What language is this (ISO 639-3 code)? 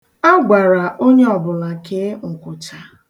ibo